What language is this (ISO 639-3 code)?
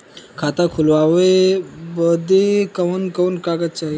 bho